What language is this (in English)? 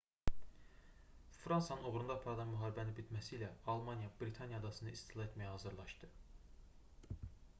Azerbaijani